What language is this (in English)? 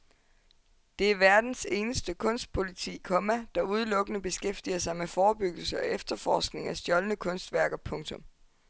Danish